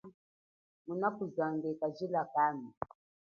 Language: Chokwe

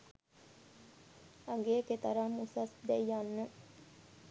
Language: Sinhala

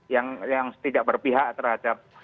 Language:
Indonesian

